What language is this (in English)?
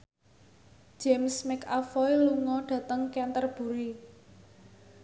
Javanese